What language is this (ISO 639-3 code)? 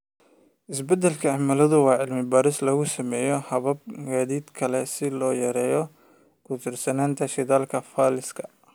som